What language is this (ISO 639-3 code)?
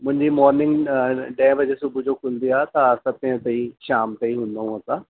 snd